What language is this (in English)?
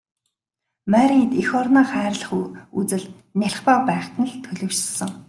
Mongolian